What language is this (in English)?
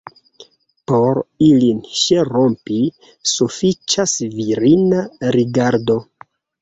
Esperanto